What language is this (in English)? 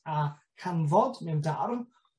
Welsh